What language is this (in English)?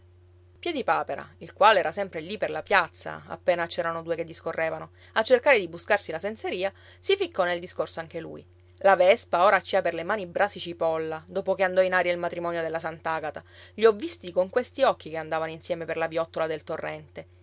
Italian